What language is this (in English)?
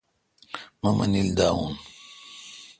Kalkoti